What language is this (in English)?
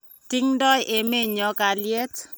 Kalenjin